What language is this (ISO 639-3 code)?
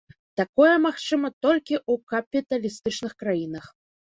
bel